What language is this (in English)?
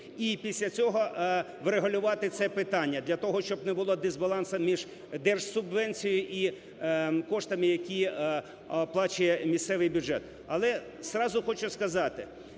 Ukrainian